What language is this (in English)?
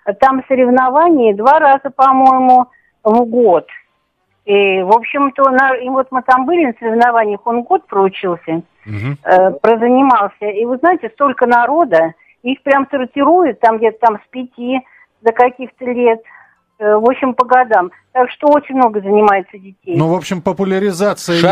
Russian